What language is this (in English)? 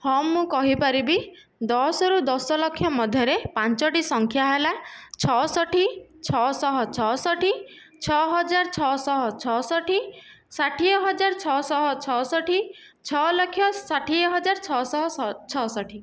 Odia